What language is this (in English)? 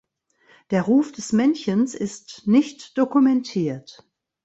German